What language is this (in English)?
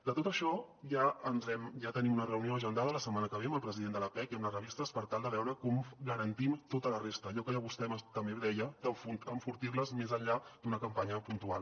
Catalan